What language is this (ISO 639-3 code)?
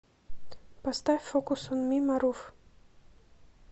rus